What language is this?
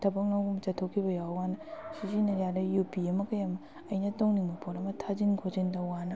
Manipuri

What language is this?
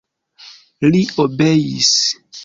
Esperanto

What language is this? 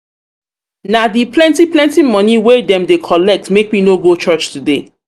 Nigerian Pidgin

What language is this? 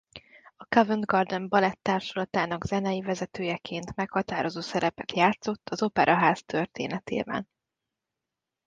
Hungarian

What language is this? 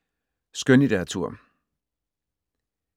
Danish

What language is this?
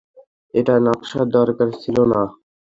Bangla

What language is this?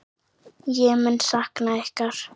Icelandic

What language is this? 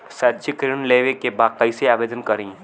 Bhojpuri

